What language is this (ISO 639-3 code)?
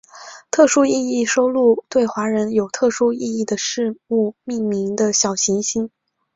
zho